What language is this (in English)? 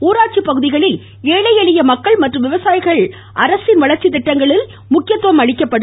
Tamil